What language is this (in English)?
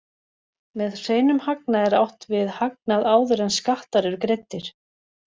Icelandic